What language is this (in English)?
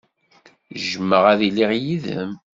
Kabyle